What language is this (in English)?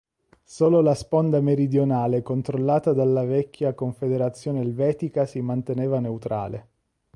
Italian